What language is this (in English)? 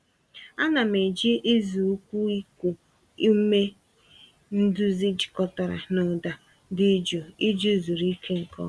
Igbo